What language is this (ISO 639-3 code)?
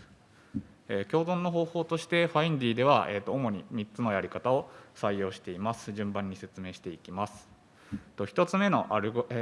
jpn